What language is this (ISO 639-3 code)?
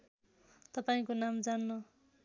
nep